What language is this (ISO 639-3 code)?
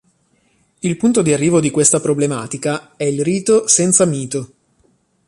ita